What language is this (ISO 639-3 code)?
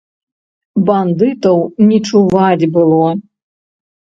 bel